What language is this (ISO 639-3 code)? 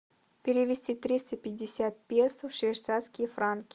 rus